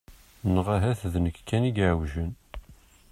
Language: Kabyle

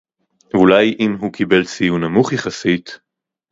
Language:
Hebrew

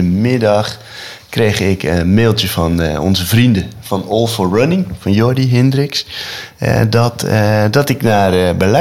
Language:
Dutch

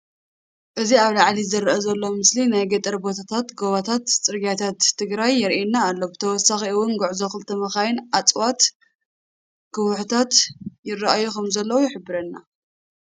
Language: Tigrinya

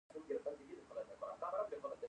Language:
Pashto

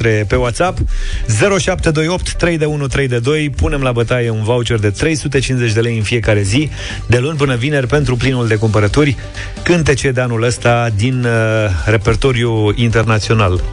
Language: Romanian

